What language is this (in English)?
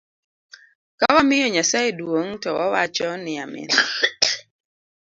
Luo (Kenya and Tanzania)